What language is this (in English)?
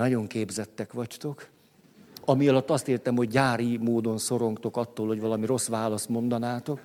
Hungarian